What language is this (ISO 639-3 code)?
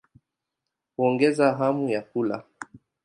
swa